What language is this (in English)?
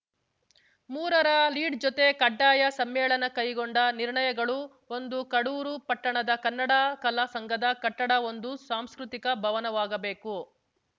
Kannada